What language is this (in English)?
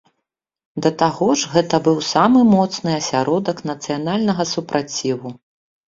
Belarusian